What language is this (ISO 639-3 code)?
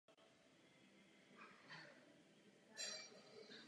ces